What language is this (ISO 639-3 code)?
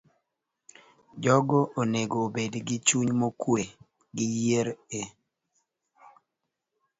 luo